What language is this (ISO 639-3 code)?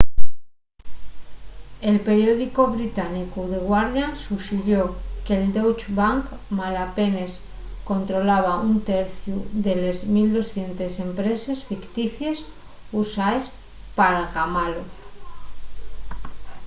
ast